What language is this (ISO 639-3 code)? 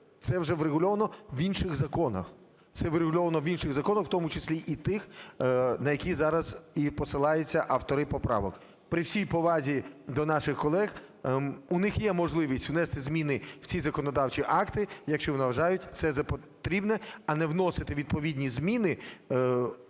ukr